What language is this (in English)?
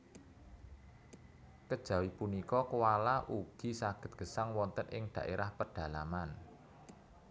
Javanese